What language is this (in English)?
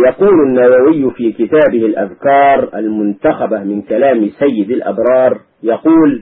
Arabic